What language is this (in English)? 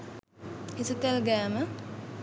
Sinhala